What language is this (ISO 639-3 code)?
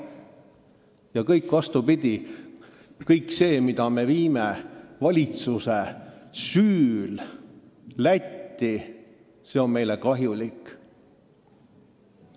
est